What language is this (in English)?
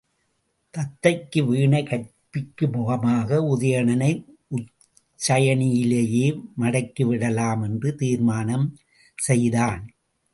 Tamil